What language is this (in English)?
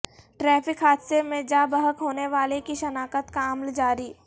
Urdu